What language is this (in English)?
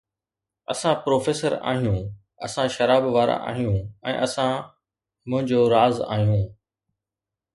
Sindhi